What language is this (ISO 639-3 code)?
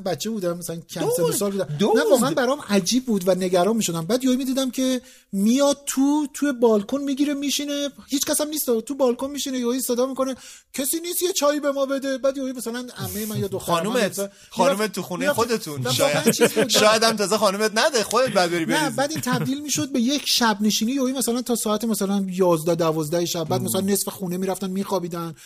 fas